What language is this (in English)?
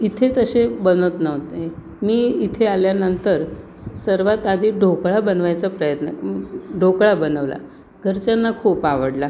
Marathi